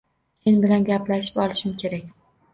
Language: Uzbek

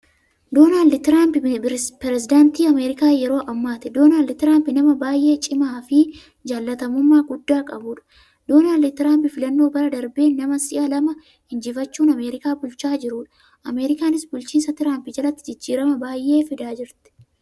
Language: Oromo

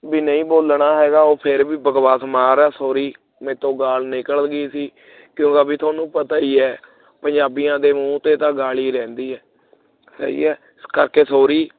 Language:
Punjabi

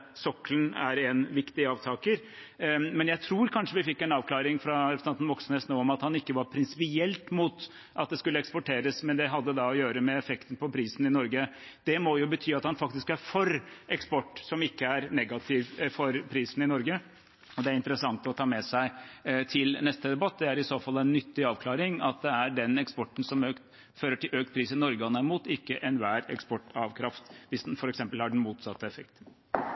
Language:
Norwegian Bokmål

